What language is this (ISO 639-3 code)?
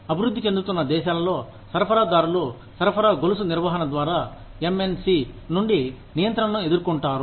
tel